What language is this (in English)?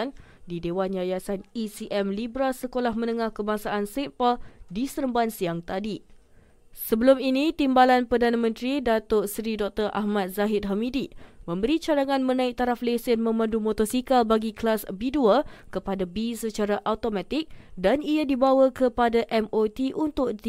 Malay